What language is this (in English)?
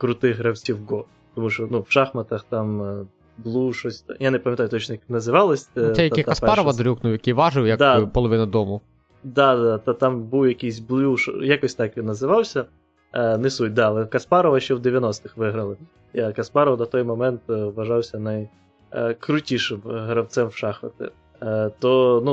Ukrainian